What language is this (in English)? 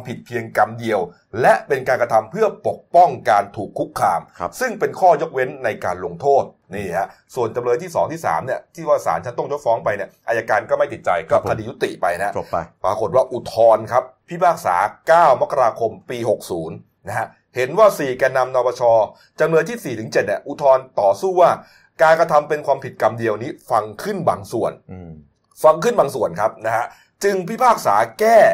Thai